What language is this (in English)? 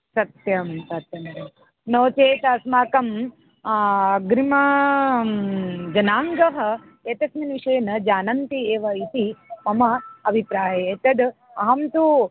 Sanskrit